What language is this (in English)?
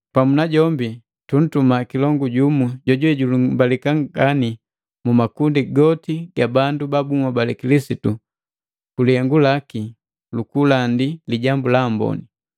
Matengo